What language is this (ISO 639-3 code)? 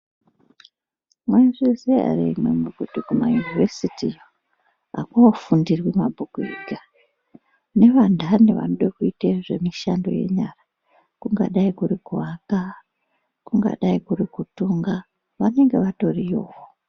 ndc